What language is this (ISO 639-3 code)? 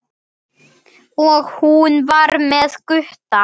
isl